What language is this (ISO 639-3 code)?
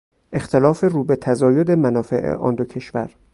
fas